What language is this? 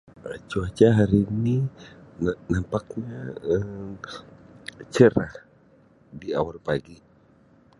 Sabah Malay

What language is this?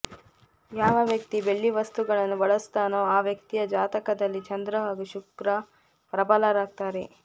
Kannada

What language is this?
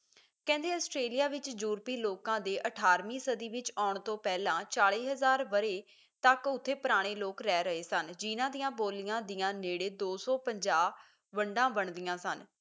Punjabi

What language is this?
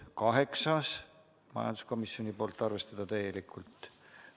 Estonian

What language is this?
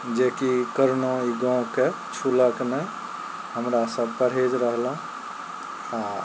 Maithili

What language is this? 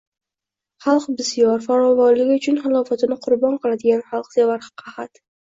Uzbek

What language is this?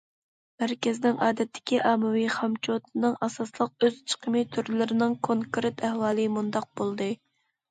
Uyghur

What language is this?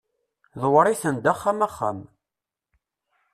Kabyle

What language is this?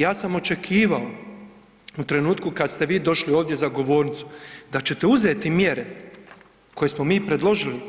Croatian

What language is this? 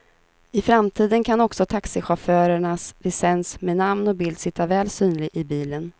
Swedish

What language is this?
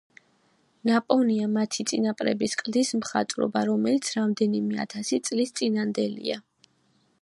Georgian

